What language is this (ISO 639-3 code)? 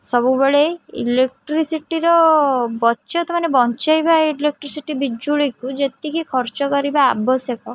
ori